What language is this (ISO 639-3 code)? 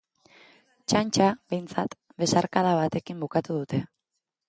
eus